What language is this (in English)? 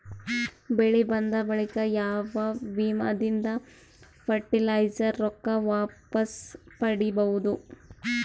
Kannada